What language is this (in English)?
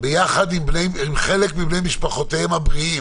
Hebrew